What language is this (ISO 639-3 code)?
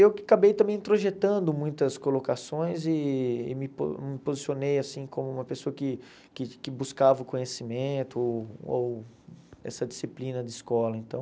por